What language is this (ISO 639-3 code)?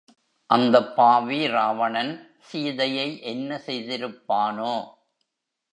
tam